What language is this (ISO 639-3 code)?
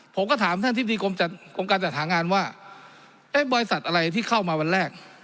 tha